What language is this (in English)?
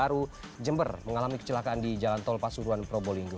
Indonesian